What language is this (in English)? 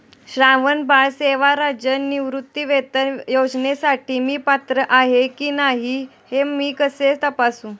Marathi